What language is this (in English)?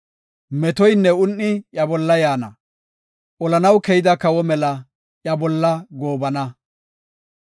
Gofa